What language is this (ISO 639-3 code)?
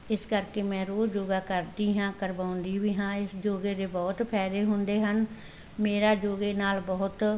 pan